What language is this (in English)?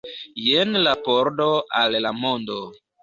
Esperanto